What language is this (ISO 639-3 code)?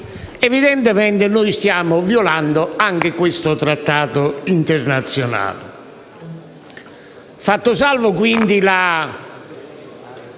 ita